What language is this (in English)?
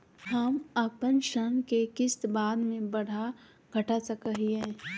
Magahi